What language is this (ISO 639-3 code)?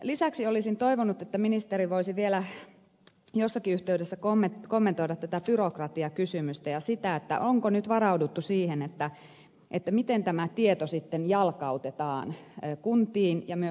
fin